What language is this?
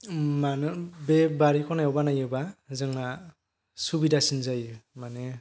Bodo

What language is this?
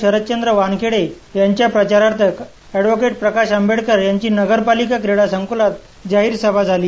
Marathi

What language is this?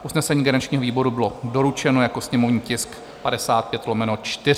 Czech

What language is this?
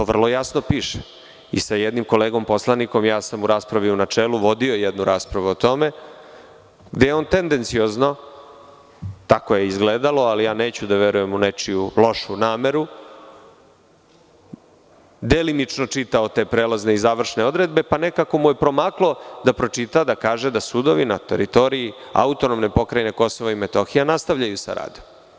Serbian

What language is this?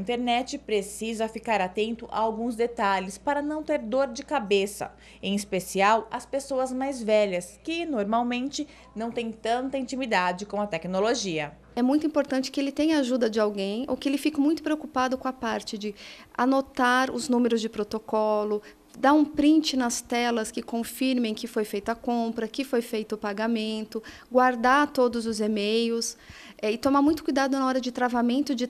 Portuguese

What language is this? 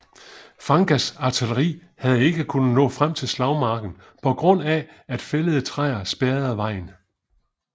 Danish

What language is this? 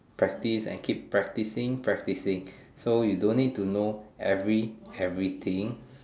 English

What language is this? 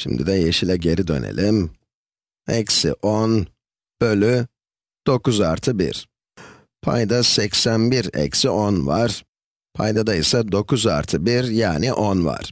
Turkish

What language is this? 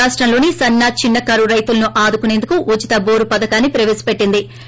Telugu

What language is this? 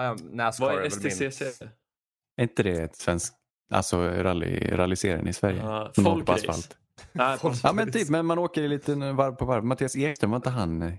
Swedish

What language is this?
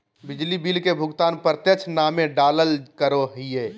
Magahi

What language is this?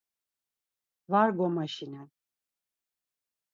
Laz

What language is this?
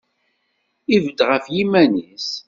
Kabyle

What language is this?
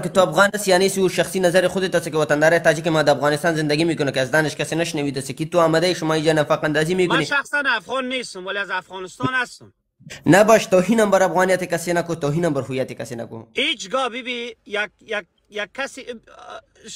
Persian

